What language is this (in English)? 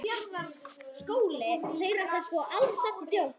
Icelandic